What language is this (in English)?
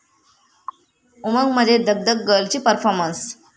Marathi